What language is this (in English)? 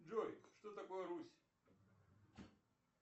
Russian